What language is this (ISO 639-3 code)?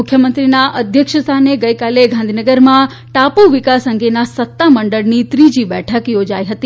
guj